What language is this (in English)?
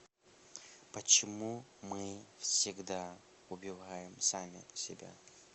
Russian